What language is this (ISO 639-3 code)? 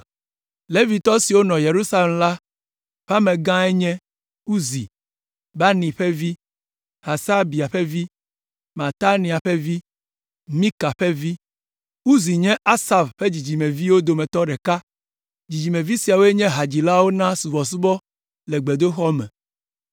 ewe